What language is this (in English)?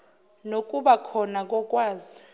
Zulu